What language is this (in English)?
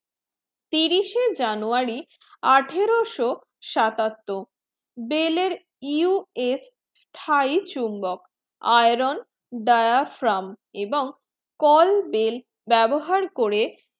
Bangla